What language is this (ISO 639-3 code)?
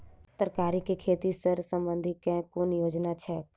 mai